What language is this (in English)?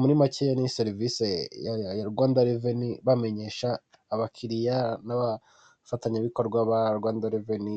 Kinyarwanda